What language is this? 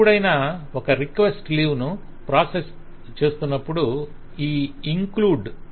Telugu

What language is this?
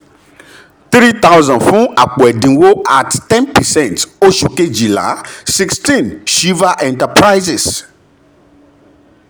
Yoruba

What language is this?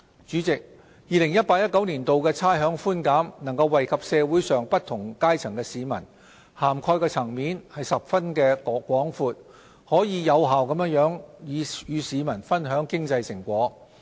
Cantonese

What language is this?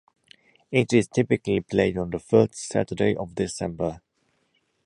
English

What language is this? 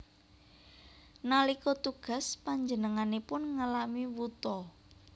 Javanese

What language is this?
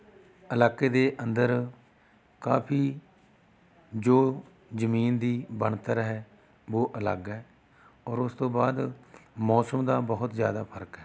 Punjabi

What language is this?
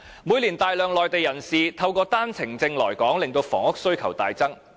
Cantonese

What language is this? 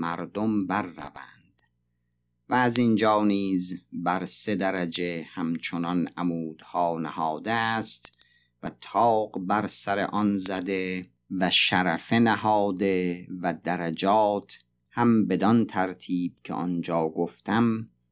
Persian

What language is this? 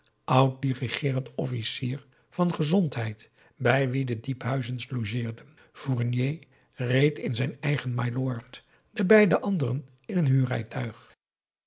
Dutch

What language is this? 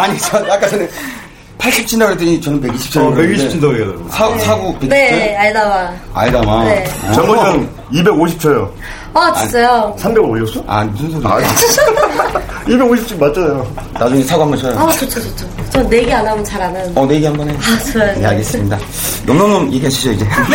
Korean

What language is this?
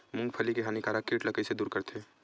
Chhattisgarhi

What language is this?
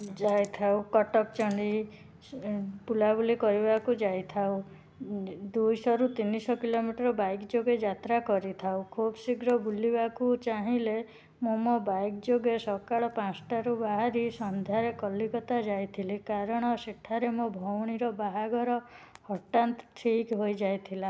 Odia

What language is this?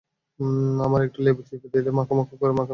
Bangla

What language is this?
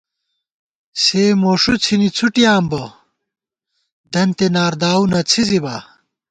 Gawar-Bati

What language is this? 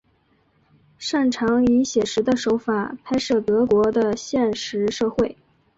Chinese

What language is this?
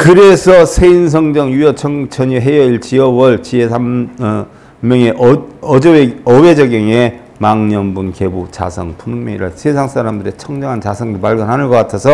Korean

